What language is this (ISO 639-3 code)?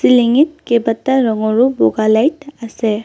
asm